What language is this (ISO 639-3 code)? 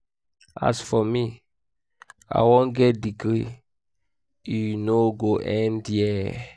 pcm